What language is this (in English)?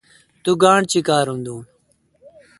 Kalkoti